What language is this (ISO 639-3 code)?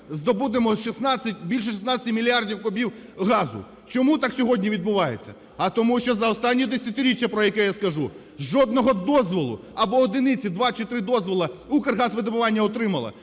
ukr